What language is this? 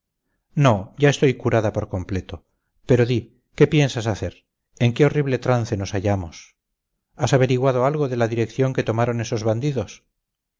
Spanish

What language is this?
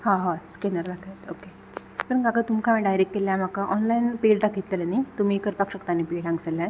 Konkani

